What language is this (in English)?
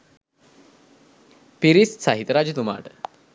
Sinhala